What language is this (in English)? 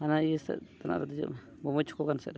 Santali